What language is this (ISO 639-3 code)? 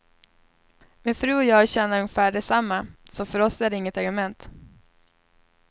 swe